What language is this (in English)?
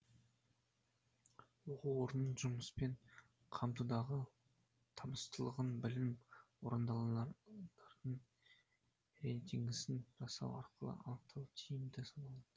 Kazakh